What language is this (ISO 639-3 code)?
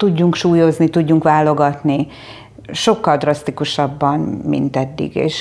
hun